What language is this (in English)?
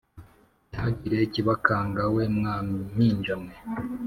Kinyarwanda